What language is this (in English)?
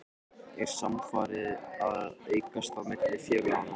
Icelandic